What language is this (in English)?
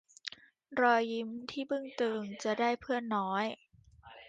Thai